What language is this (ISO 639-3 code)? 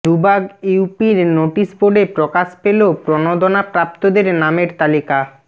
ben